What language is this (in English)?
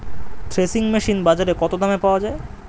Bangla